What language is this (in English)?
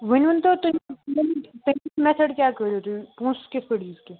Kashmiri